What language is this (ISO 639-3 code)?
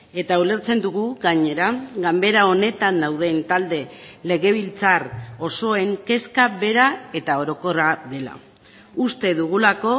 eus